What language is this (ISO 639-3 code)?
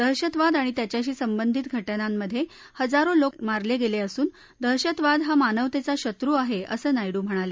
mar